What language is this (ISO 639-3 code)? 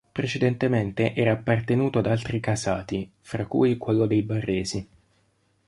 ita